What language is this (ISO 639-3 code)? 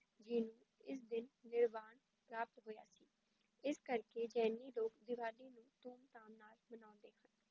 pan